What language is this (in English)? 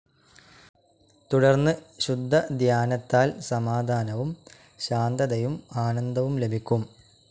Malayalam